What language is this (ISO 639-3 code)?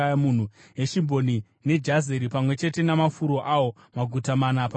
sna